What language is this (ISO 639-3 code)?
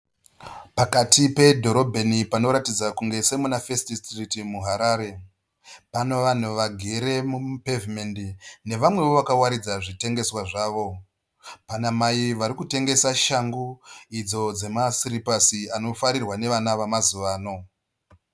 sna